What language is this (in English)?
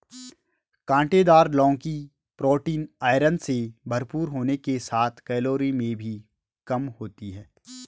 Hindi